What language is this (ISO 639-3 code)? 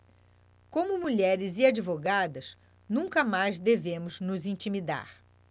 por